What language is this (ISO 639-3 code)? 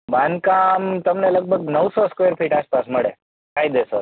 guj